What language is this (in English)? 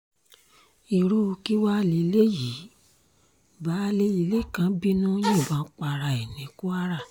Yoruba